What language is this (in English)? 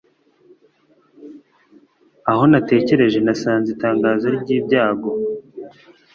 Kinyarwanda